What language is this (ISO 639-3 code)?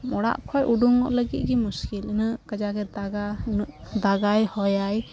sat